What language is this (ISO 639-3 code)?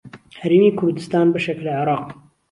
ckb